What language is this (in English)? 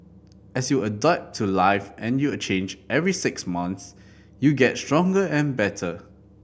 English